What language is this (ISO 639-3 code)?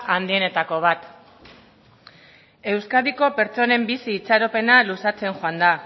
eus